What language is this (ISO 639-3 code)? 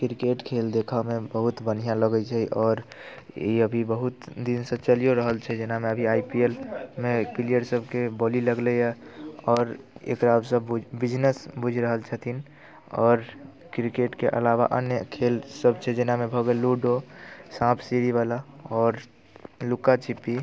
mai